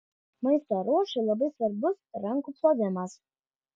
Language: Lithuanian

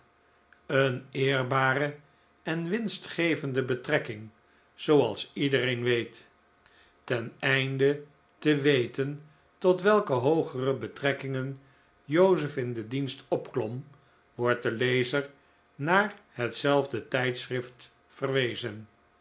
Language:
Dutch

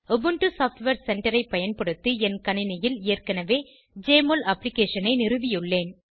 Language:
Tamil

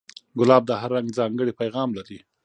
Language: Pashto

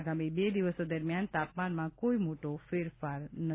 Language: Gujarati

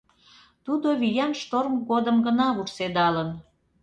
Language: Mari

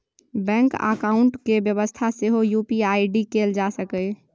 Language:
Maithili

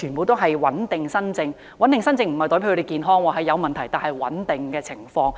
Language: Cantonese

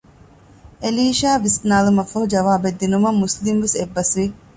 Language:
Divehi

